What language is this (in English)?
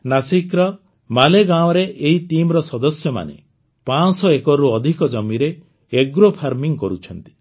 Odia